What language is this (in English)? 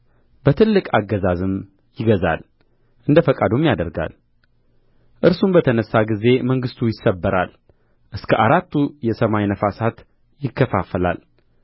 Amharic